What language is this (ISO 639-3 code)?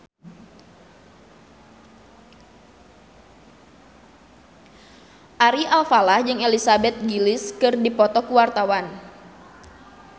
sun